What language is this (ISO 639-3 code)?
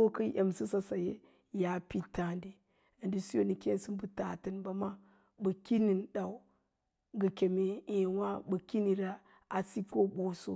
lla